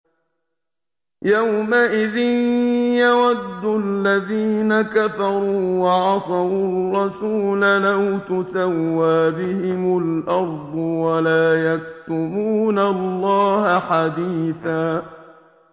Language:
Arabic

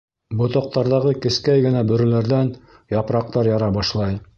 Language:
Bashkir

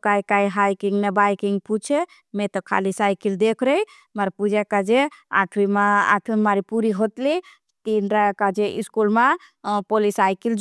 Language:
Bhili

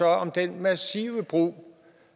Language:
Danish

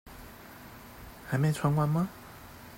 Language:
Chinese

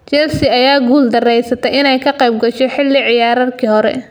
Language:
Somali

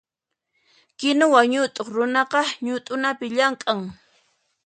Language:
Puno Quechua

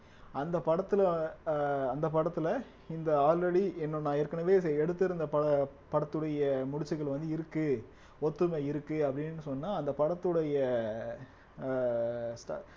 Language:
Tamil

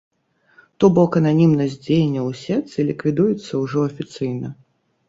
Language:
Belarusian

